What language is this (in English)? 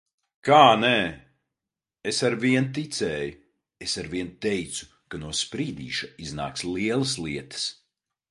Latvian